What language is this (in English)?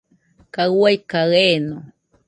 Nüpode Huitoto